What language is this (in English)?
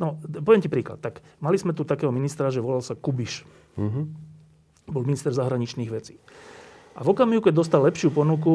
Slovak